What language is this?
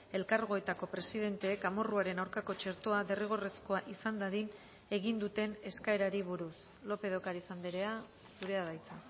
Basque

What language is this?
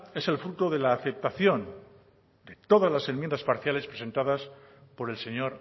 Spanish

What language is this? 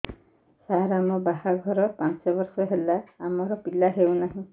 Odia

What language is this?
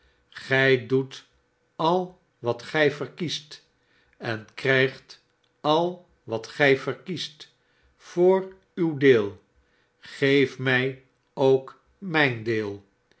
Dutch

